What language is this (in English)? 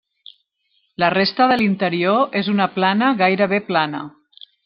Catalan